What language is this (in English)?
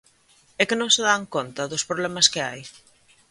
Galician